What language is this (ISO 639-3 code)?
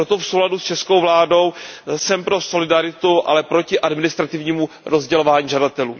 ces